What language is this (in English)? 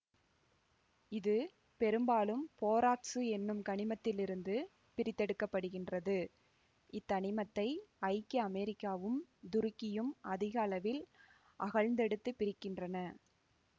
Tamil